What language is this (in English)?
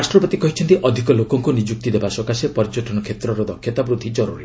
Odia